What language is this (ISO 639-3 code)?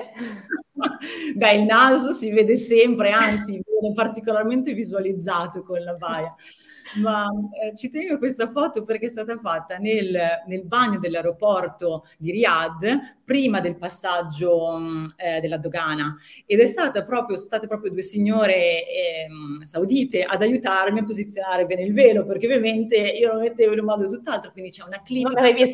ita